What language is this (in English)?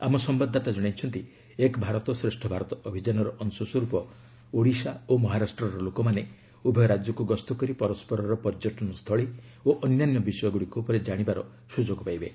Odia